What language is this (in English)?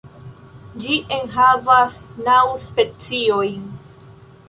Esperanto